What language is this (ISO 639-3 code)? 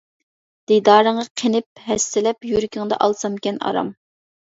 uig